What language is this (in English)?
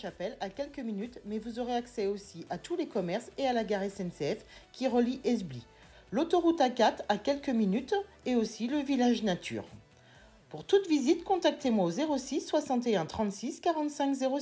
French